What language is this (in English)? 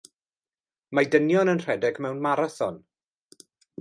Welsh